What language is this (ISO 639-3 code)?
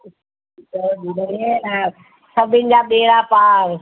snd